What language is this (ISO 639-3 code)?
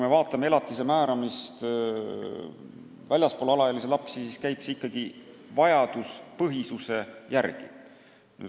est